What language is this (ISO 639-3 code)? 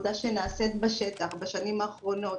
heb